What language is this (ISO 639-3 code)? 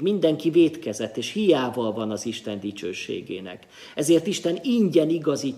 hun